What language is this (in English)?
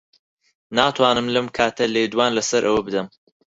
Central Kurdish